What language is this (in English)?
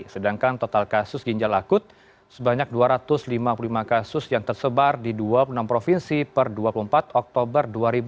Indonesian